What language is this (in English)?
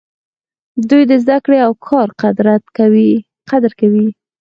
Pashto